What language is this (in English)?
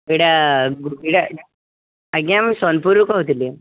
Odia